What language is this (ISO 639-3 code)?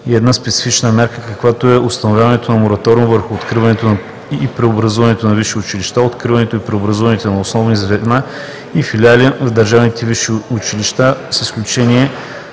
bul